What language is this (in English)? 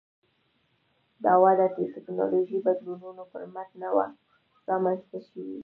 Pashto